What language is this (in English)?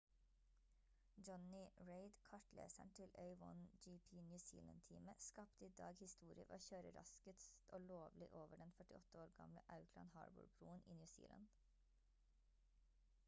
Norwegian Bokmål